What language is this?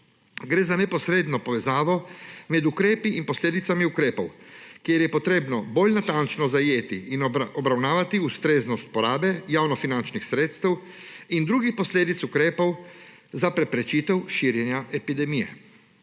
Slovenian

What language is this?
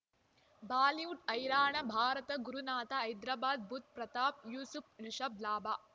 Kannada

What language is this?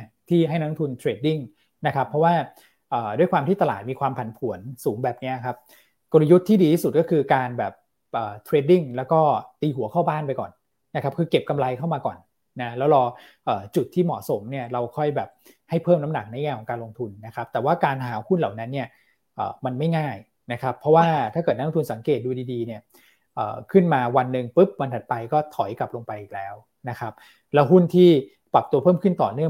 Thai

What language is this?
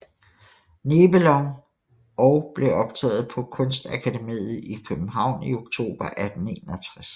Danish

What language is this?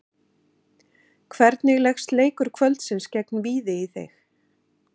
Icelandic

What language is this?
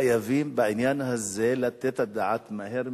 Hebrew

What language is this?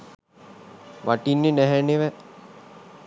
Sinhala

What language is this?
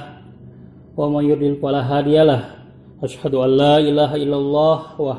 Indonesian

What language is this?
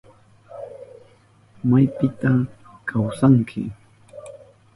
Southern Pastaza Quechua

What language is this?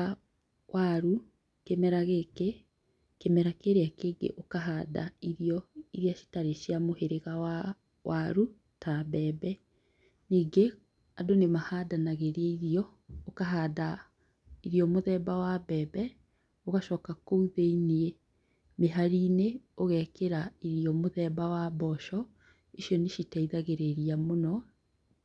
Kikuyu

